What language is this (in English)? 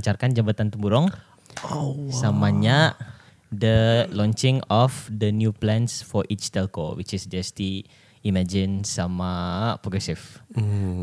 Malay